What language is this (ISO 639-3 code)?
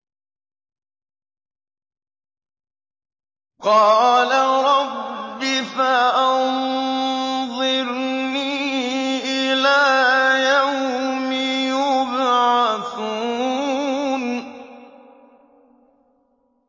ara